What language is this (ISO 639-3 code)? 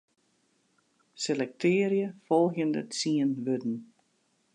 fry